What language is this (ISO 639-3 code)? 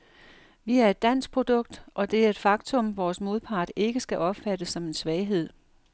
dan